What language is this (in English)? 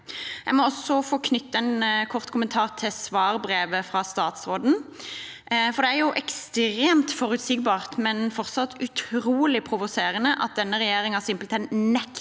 Norwegian